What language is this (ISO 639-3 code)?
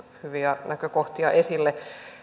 fin